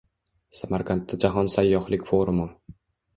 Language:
Uzbek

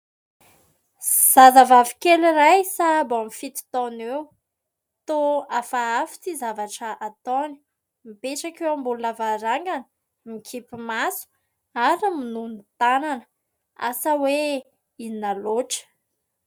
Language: Malagasy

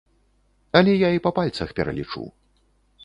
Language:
Belarusian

